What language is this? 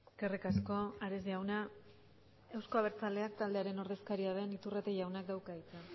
Basque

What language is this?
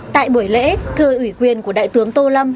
Vietnamese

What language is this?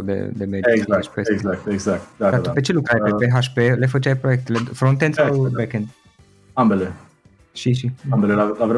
Romanian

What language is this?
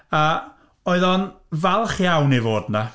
Welsh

